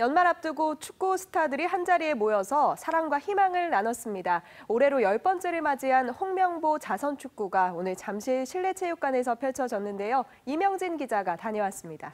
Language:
Korean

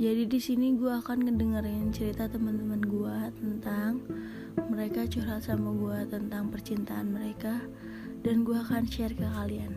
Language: Indonesian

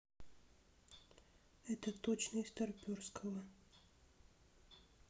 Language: Russian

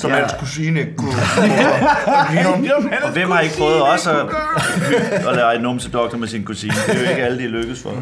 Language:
Danish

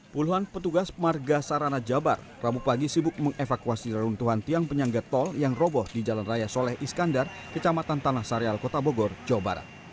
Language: Indonesian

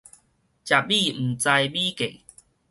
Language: Min Nan Chinese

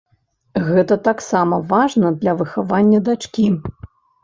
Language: Belarusian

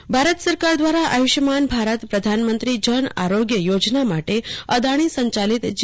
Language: Gujarati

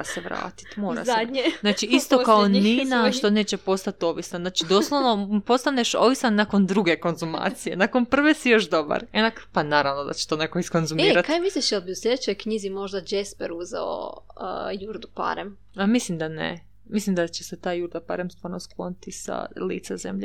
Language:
Croatian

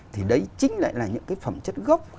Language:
Vietnamese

